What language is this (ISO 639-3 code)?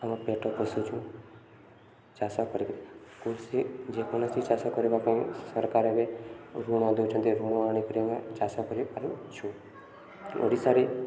ori